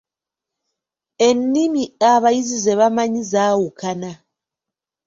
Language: Ganda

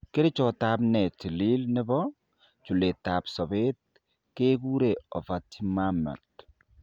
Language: Kalenjin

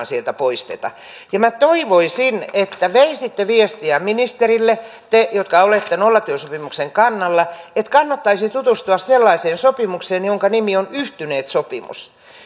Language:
Finnish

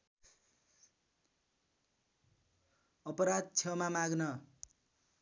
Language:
Nepali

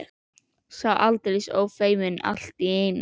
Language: Icelandic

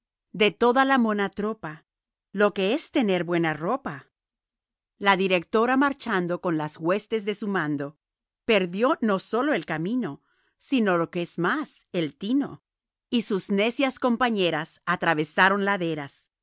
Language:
Spanish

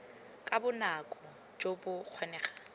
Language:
Tswana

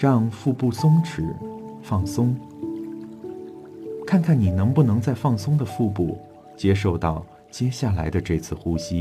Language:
Chinese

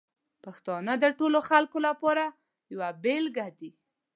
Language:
Pashto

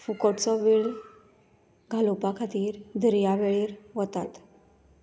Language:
Konkani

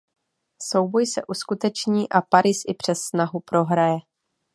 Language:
Czech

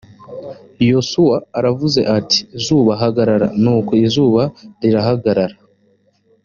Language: Kinyarwanda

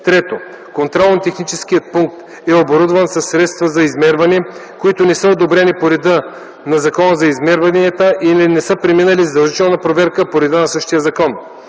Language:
Bulgarian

